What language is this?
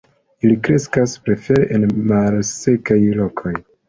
Esperanto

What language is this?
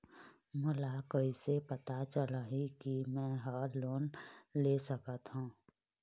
Chhattisgarhi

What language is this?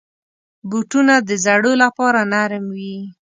Pashto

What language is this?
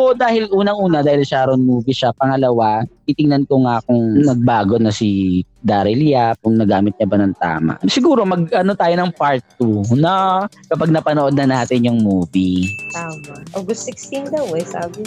Filipino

